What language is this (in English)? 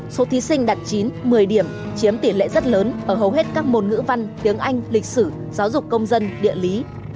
Vietnamese